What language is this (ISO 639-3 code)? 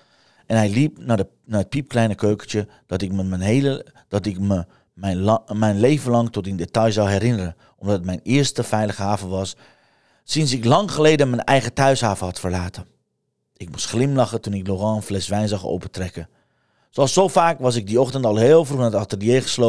nld